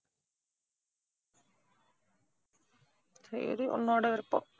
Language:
Tamil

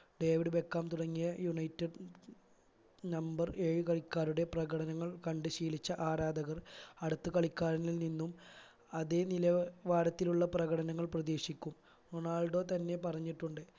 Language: Malayalam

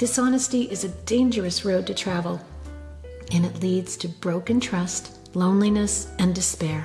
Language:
English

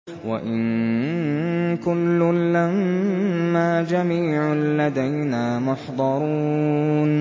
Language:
Arabic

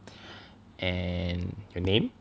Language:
English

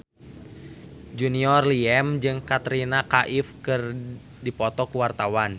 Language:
Sundanese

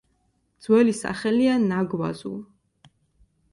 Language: Georgian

